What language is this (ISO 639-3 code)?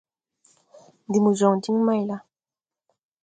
tui